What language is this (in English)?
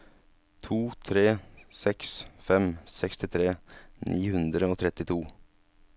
Norwegian